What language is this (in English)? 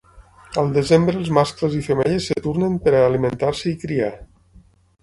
Catalan